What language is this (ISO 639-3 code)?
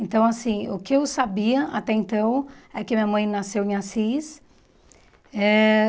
por